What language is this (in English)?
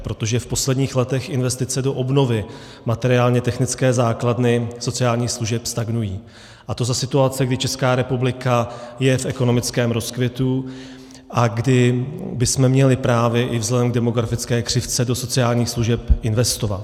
Czech